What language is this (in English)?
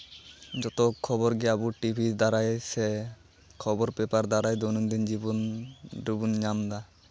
Santali